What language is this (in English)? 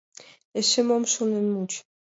Mari